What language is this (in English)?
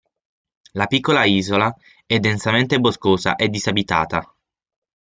Italian